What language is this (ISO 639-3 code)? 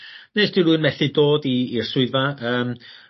cym